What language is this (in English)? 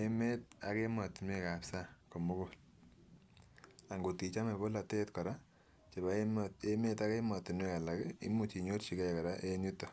Kalenjin